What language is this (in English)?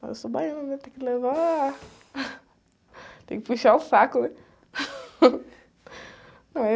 Portuguese